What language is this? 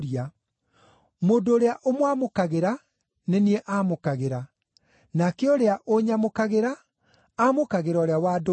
Kikuyu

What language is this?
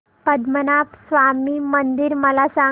Marathi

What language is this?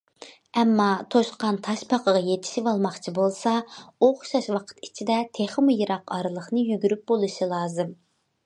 Uyghur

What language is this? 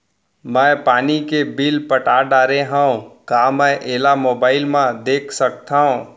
Chhattisgarhi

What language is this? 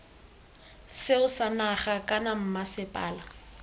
Tswana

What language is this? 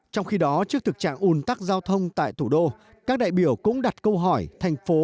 Vietnamese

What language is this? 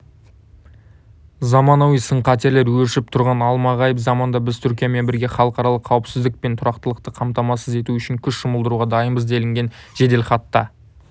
Kazakh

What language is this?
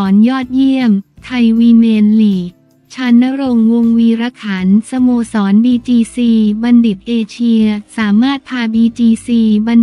Thai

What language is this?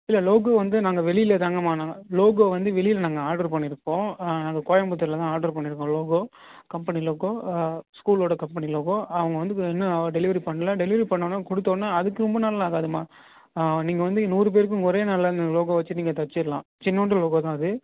Tamil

